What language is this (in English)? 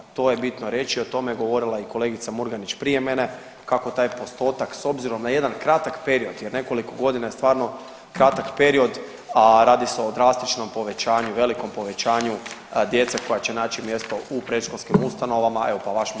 Croatian